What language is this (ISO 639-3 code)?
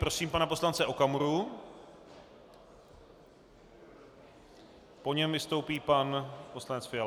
ces